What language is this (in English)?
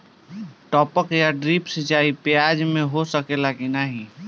Bhojpuri